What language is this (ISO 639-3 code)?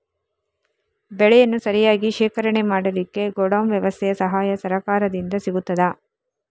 kan